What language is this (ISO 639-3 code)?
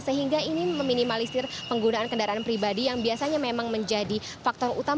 ind